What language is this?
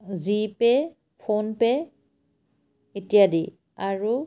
Assamese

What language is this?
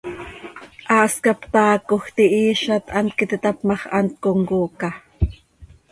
Seri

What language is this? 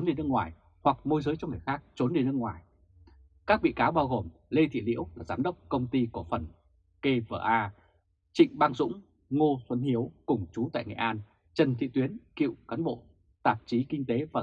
Vietnamese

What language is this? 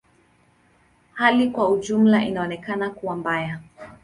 Swahili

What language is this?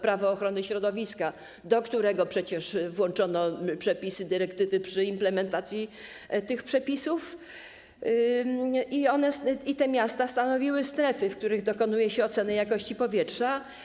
Polish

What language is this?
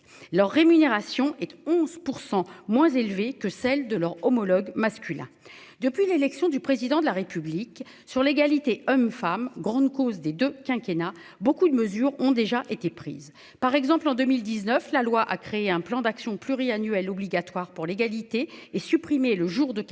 French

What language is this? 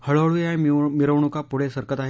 Marathi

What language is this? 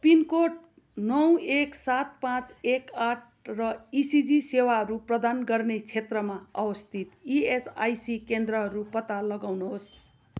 Nepali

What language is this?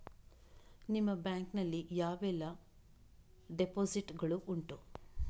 Kannada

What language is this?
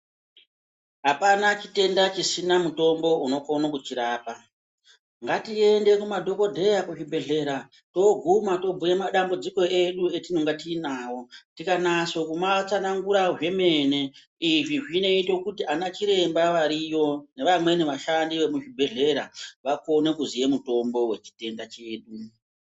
Ndau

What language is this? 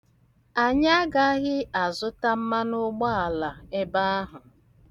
Igbo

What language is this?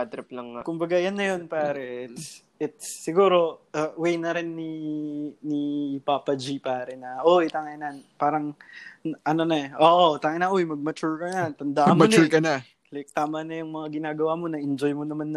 Filipino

